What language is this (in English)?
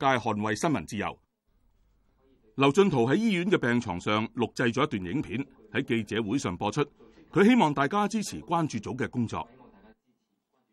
Chinese